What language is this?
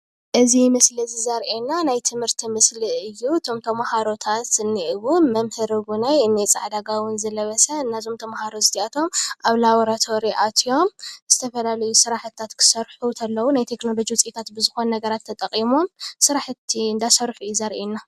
Tigrinya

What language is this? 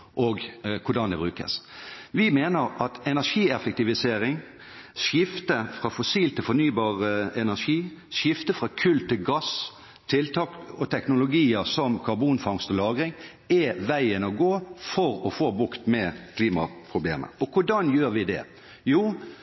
Norwegian Bokmål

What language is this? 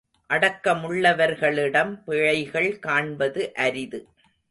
Tamil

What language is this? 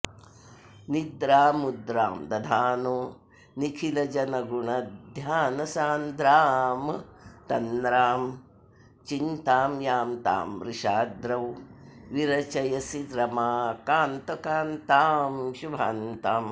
Sanskrit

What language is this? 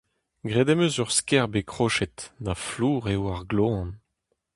Breton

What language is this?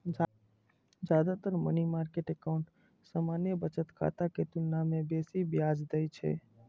Maithili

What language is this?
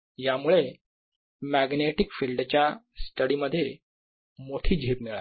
Marathi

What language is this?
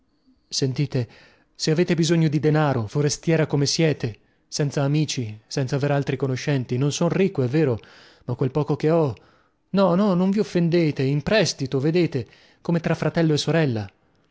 Italian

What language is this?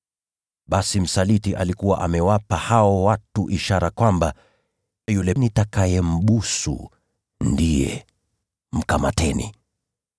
Swahili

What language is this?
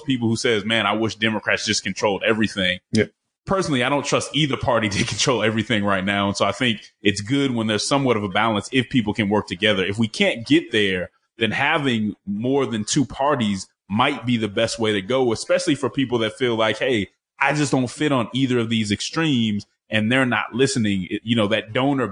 English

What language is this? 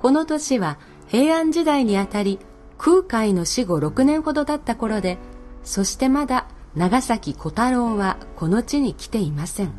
Japanese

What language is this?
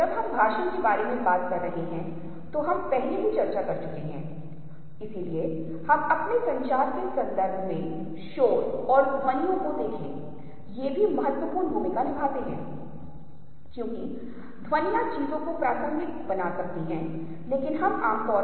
Hindi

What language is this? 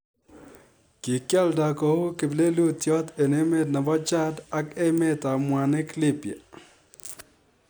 Kalenjin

